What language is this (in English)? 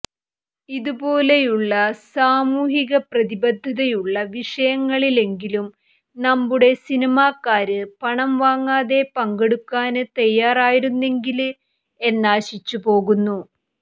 Malayalam